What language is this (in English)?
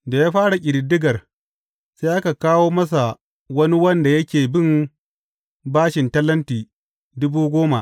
Hausa